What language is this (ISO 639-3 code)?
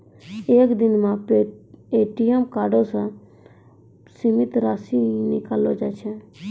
mai